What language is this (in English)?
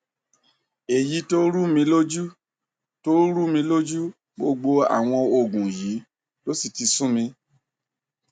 Yoruba